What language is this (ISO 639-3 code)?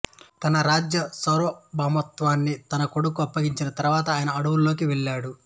tel